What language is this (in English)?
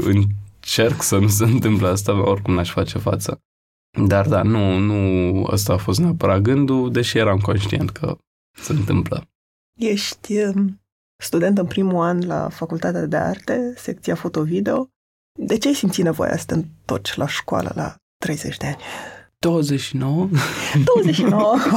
Romanian